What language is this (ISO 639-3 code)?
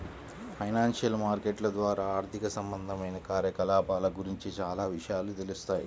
tel